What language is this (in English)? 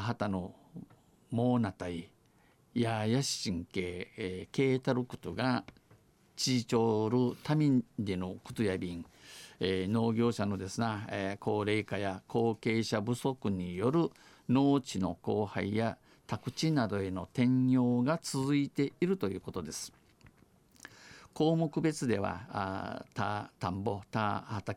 Japanese